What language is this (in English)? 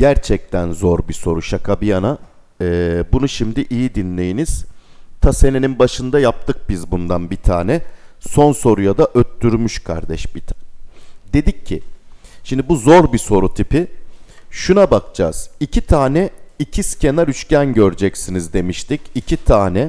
Turkish